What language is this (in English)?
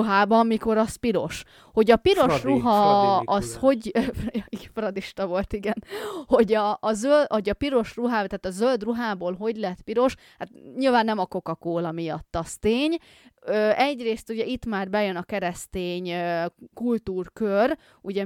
Hungarian